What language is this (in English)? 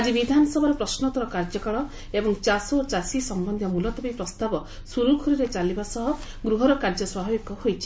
Odia